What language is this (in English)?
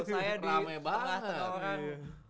Indonesian